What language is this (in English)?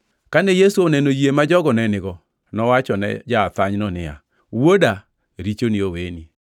Luo (Kenya and Tanzania)